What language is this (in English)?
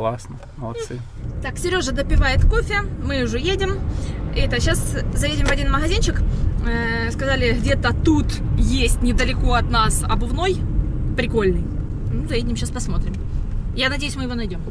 Russian